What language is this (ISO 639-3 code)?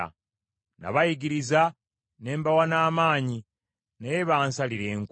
lug